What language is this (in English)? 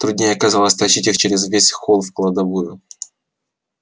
Russian